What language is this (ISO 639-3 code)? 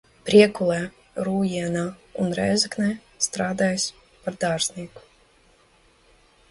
lav